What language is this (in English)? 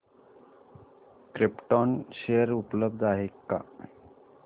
Marathi